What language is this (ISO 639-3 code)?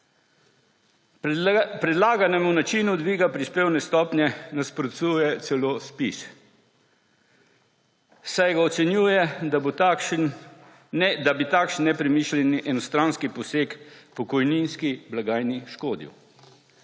slv